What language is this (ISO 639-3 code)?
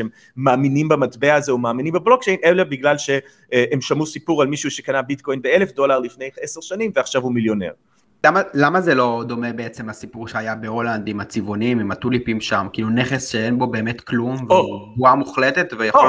heb